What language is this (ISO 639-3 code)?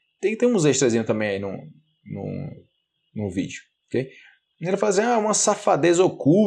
por